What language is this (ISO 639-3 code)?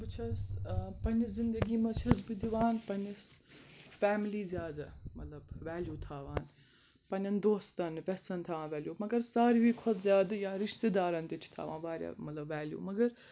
kas